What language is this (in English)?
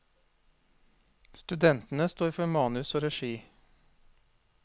Norwegian